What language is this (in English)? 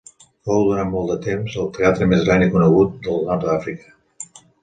Catalan